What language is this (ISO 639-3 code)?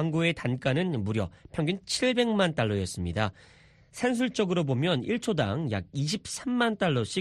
kor